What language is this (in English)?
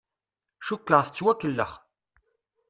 Kabyle